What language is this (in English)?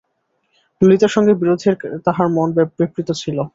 Bangla